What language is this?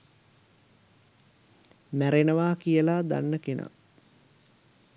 Sinhala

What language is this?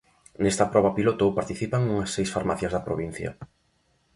Galician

